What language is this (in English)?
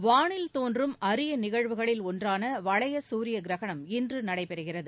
Tamil